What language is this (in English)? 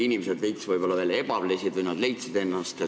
Estonian